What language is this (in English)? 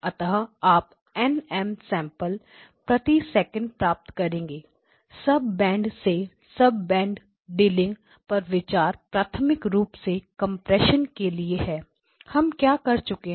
Hindi